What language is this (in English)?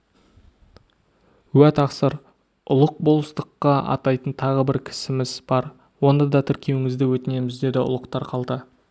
Kazakh